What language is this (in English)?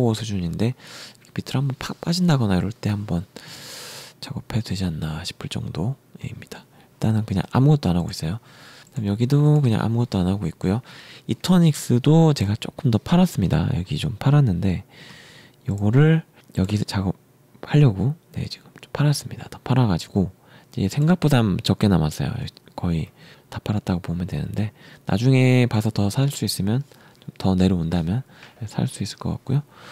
Korean